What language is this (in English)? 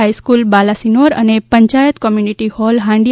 Gujarati